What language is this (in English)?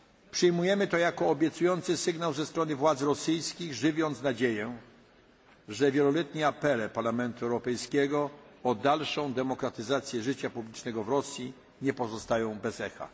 Polish